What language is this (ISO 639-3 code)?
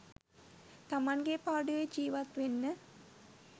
sin